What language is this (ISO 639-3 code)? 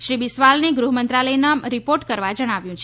guj